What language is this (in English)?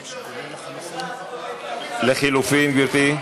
Hebrew